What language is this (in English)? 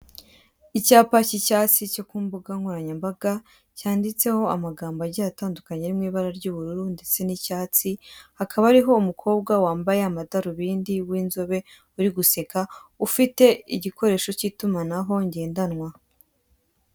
Kinyarwanda